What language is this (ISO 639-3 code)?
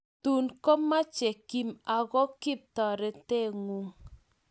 kln